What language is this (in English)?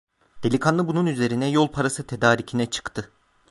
Turkish